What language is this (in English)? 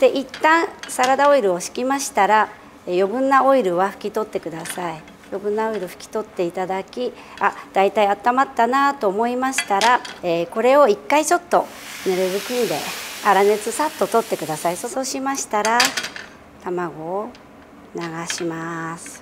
Japanese